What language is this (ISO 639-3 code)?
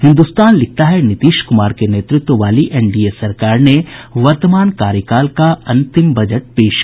hin